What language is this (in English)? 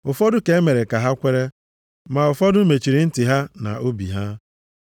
Igbo